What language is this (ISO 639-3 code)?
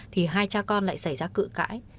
vie